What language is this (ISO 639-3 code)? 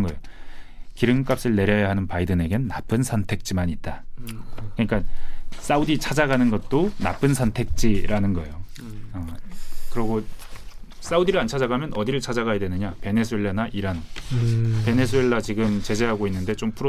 kor